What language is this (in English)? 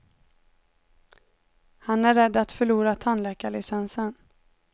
Swedish